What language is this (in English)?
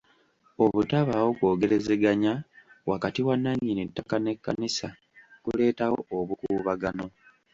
Ganda